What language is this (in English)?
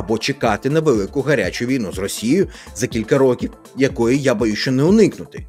Ukrainian